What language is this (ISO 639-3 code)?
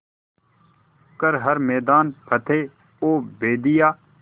hin